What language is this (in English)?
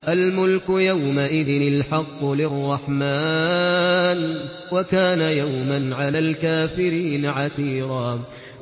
Arabic